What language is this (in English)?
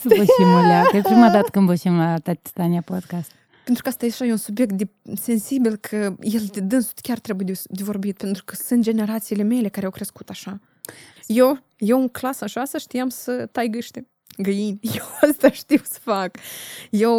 Romanian